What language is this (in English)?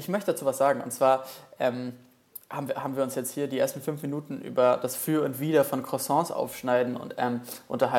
German